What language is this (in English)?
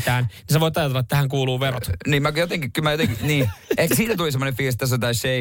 Finnish